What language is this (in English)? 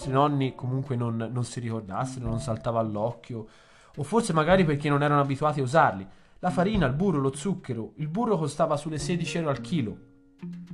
Italian